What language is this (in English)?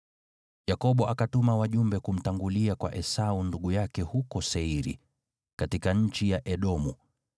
Swahili